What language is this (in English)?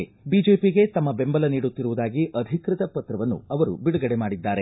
Kannada